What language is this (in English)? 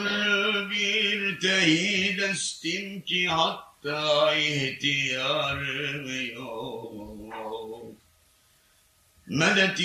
Turkish